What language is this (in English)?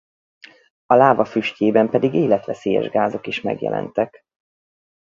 Hungarian